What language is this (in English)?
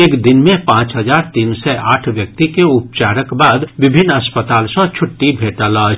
Maithili